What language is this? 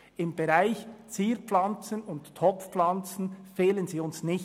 Swiss German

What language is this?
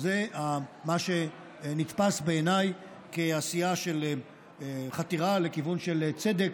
Hebrew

